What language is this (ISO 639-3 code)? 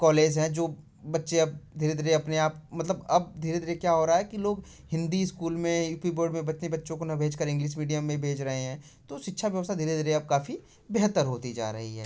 hin